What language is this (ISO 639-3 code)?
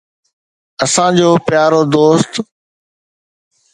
snd